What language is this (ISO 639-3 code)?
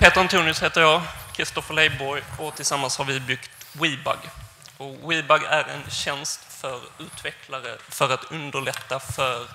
swe